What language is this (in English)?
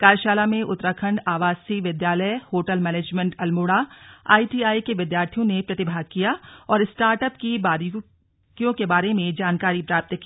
Hindi